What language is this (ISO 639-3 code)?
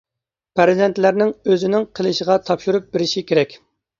uig